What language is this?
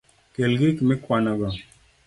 Luo (Kenya and Tanzania)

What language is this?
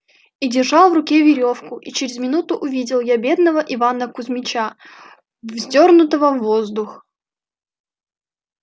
Russian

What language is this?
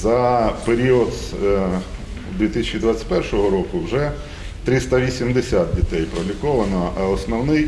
Ukrainian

